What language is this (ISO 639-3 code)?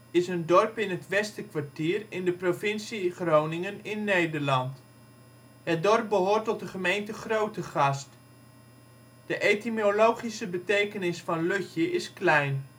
nld